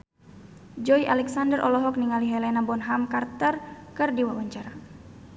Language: Sundanese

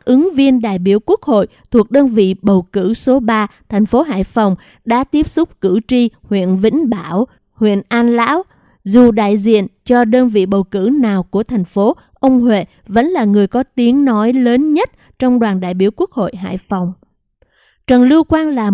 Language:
Vietnamese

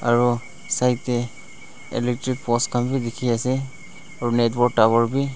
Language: Naga Pidgin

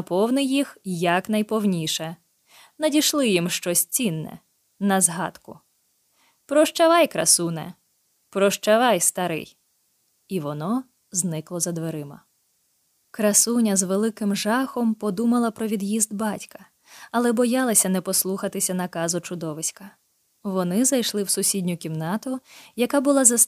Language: Ukrainian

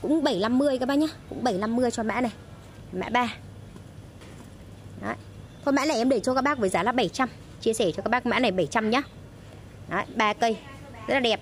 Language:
Vietnamese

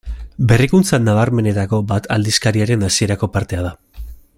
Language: Basque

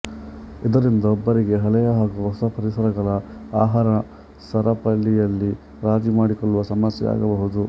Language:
Kannada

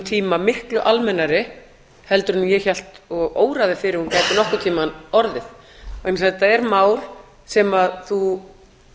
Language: Icelandic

